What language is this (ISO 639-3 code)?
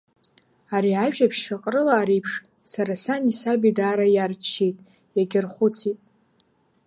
abk